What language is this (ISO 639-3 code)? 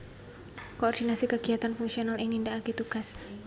jav